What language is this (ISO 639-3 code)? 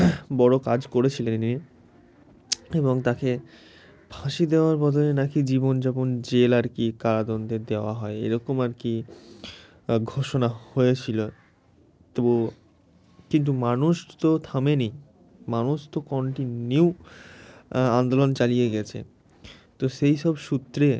ben